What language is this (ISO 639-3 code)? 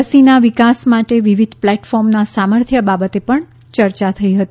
guj